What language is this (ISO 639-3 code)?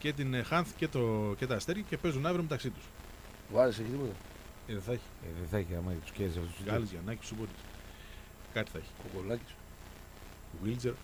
ell